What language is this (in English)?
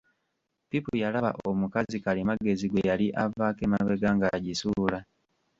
Ganda